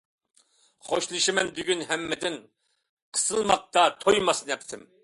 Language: Uyghur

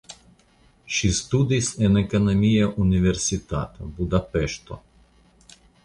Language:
Esperanto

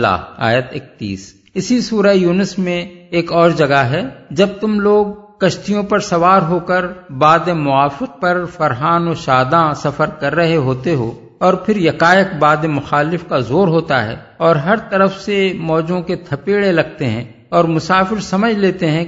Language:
Urdu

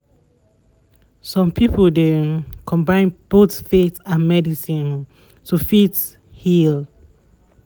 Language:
Nigerian Pidgin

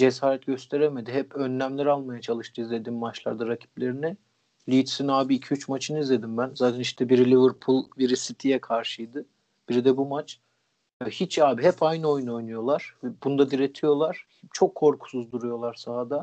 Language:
Turkish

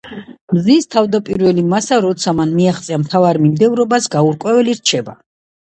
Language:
Georgian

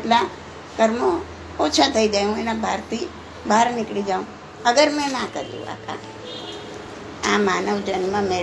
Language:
Gujarati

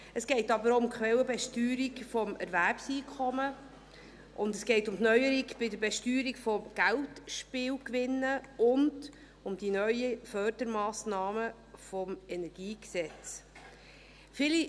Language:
Swiss German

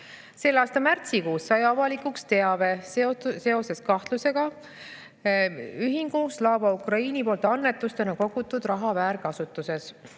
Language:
Estonian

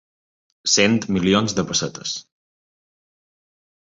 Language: Catalan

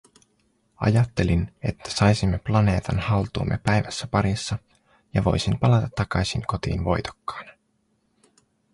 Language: Finnish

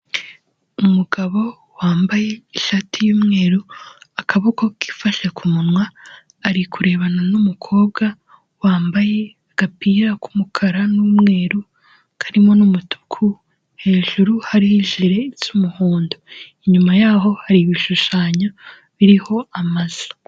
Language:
Kinyarwanda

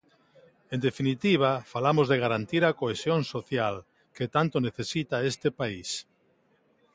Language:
Galician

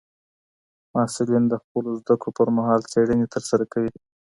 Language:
Pashto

